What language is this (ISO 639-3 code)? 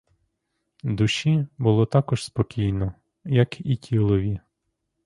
ukr